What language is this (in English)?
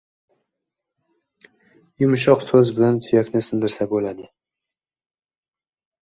Uzbek